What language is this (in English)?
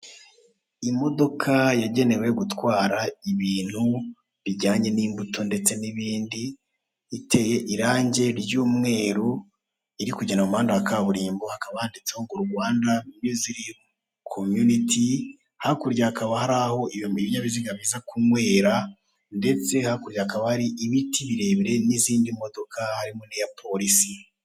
Kinyarwanda